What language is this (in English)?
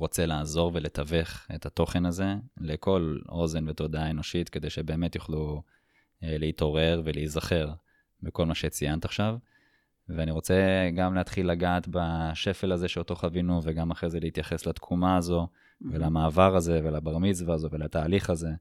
Hebrew